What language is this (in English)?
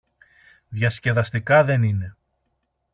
Greek